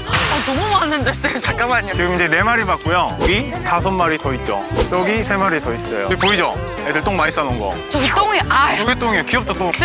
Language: Korean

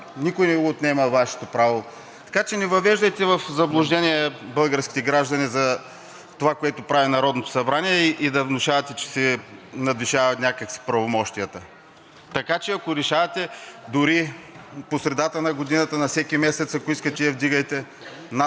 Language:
Bulgarian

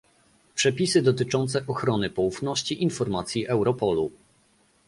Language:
Polish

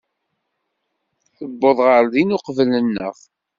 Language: Kabyle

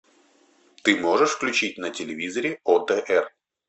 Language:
Russian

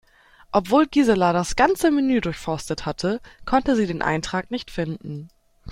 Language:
German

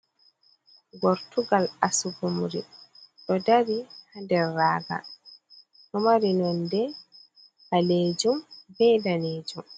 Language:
Fula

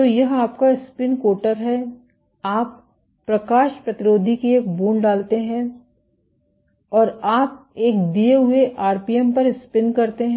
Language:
Hindi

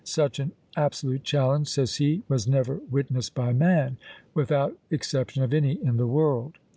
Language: English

